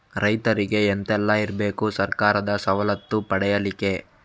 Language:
Kannada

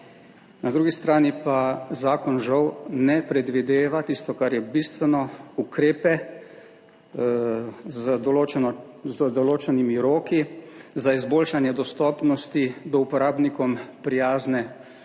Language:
Slovenian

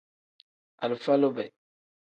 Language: Tem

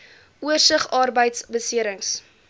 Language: Afrikaans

